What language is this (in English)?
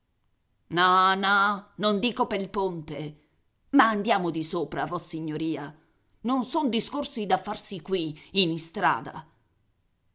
Italian